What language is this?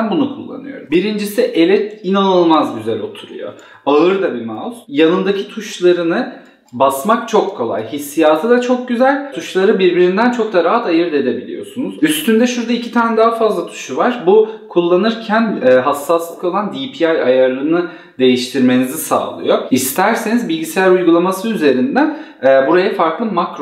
Turkish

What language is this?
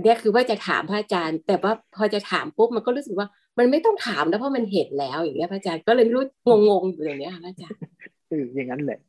Thai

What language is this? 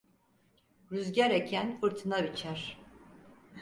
Turkish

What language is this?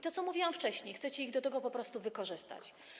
Polish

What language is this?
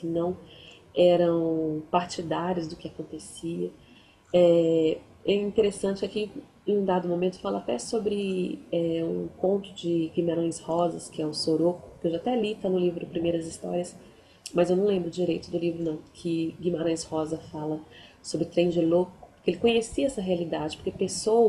Portuguese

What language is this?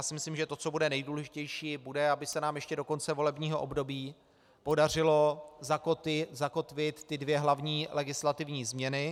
Czech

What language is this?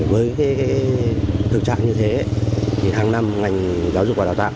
Vietnamese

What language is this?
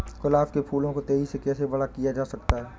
Hindi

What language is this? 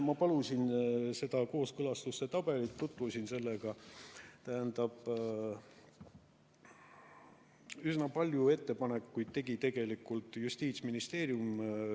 Estonian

